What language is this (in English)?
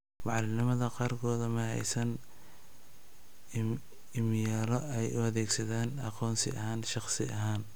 Somali